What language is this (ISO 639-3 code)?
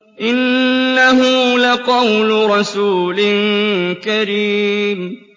ara